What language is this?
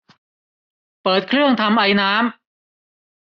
Thai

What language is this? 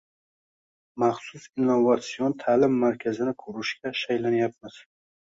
Uzbek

